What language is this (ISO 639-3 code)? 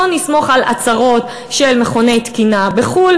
heb